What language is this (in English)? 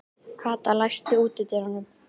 Icelandic